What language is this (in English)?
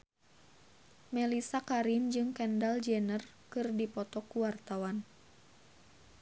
Sundanese